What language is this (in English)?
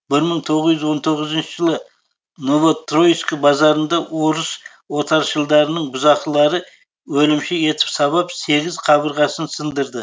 Kazakh